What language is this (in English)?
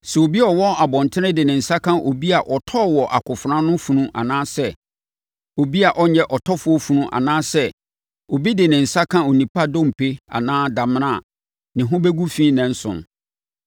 Akan